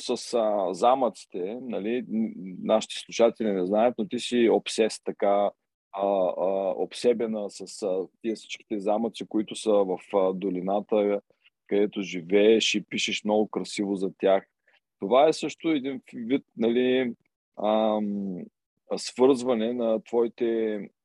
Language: Bulgarian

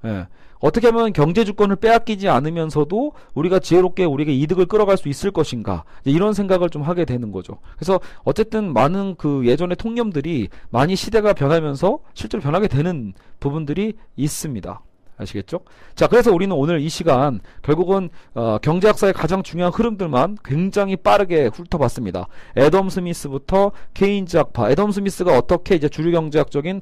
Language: Korean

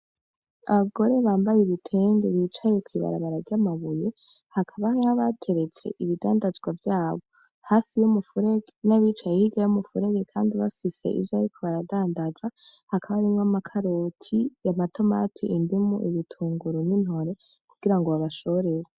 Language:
Rundi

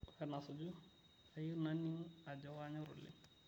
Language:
Masai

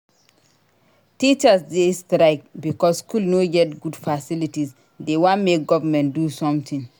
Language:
Nigerian Pidgin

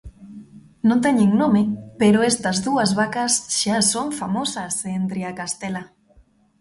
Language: Galician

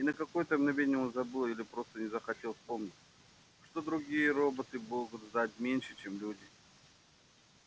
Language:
Russian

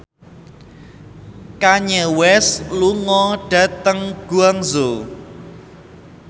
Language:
Javanese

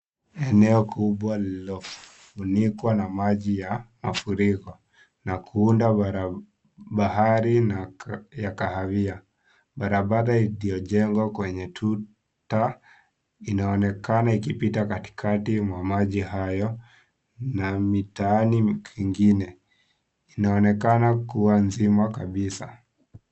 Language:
Swahili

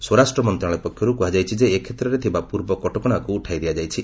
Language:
Odia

